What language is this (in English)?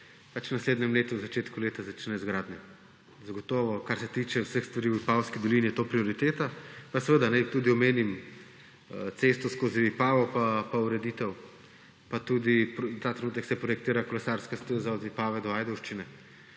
Slovenian